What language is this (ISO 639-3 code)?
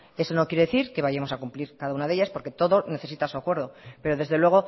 spa